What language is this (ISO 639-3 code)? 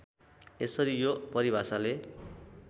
nep